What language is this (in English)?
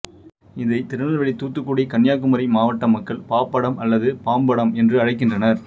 Tamil